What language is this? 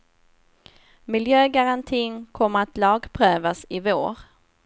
Swedish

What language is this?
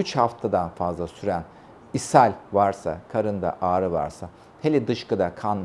Turkish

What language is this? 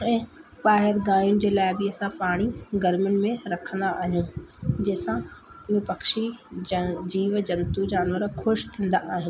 Sindhi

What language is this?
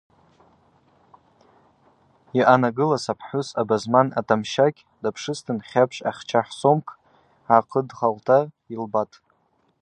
Abaza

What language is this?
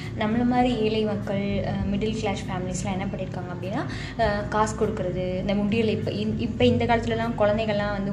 Tamil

